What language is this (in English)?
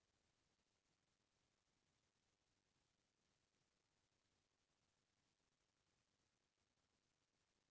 Chhattisgarhi